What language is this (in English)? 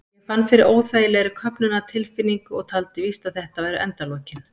Icelandic